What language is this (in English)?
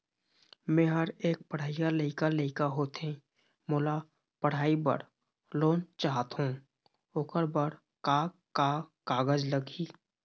Chhattisgarhi